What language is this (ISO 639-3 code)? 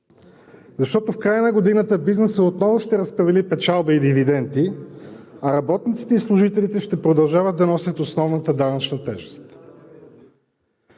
bul